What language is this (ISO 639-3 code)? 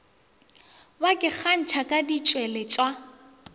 nso